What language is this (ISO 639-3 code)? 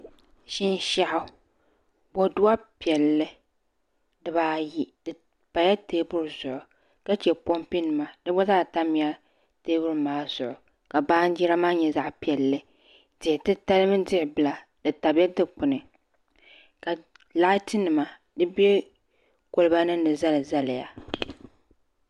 dag